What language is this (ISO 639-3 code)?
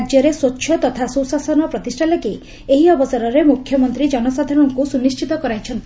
ori